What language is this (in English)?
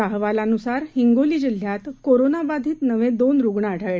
Marathi